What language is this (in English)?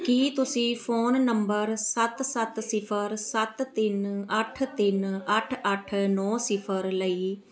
Punjabi